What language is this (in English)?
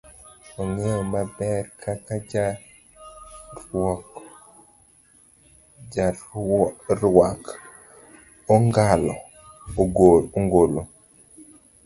Luo (Kenya and Tanzania)